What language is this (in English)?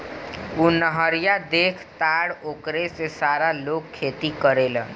Bhojpuri